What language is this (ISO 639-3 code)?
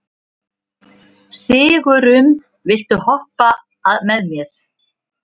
isl